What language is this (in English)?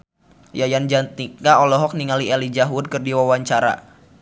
Sundanese